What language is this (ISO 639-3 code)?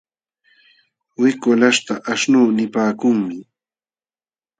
qxw